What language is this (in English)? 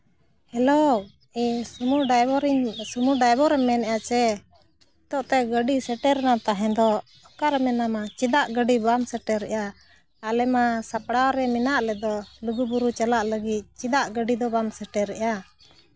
Santali